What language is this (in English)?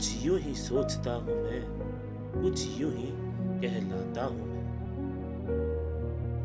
Bangla